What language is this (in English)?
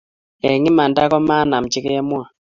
Kalenjin